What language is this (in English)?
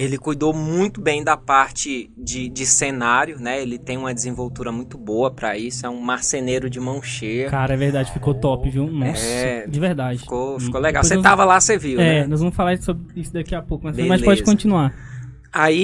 Portuguese